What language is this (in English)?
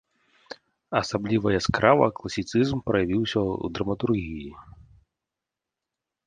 Belarusian